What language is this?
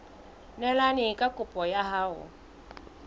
Southern Sotho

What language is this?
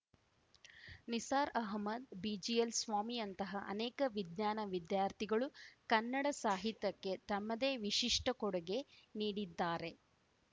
Kannada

